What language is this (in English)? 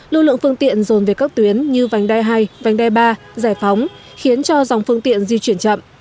Vietnamese